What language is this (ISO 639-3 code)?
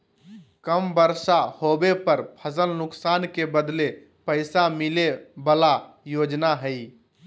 mag